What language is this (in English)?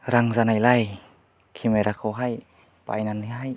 Bodo